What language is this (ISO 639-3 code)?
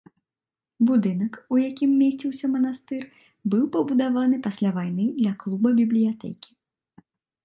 bel